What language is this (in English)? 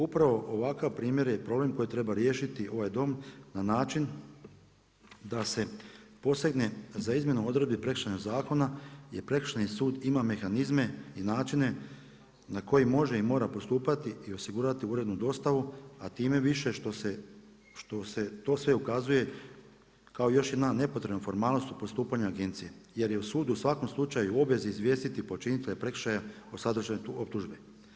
Croatian